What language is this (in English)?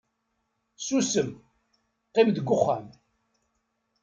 Kabyle